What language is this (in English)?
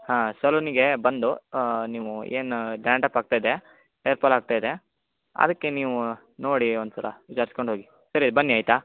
Kannada